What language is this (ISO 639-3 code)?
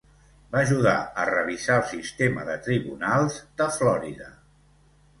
cat